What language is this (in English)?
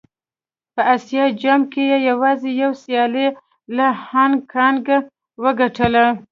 Pashto